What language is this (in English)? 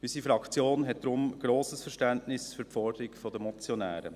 Swiss German